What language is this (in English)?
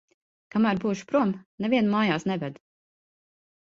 Latvian